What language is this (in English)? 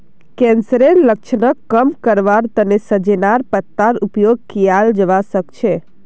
Magahi